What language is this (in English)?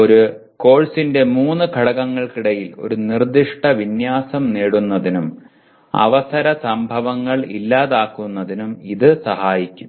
Malayalam